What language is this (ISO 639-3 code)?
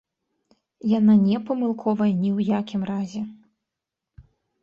bel